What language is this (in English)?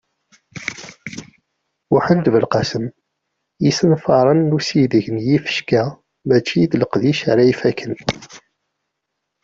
Kabyle